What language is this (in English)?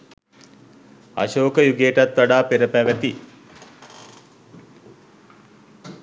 Sinhala